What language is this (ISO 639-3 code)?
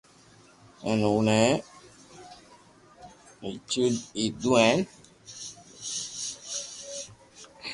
lrk